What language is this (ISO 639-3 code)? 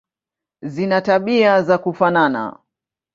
swa